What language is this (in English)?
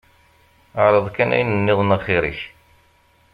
Kabyle